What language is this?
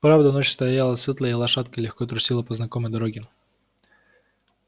Russian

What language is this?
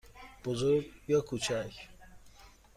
Persian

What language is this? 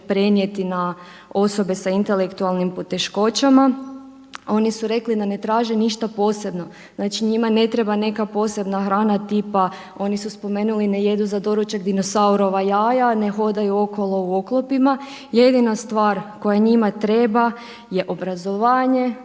Croatian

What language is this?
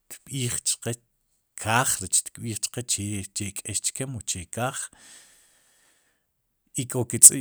Sipacapense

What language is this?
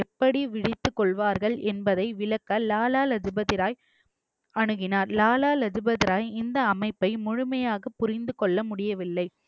Tamil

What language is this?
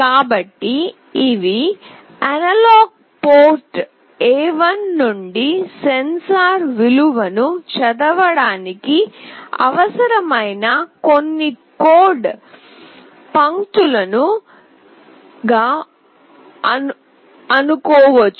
Telugu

